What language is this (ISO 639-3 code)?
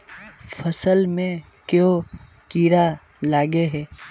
mag